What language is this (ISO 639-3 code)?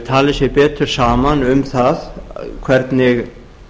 isl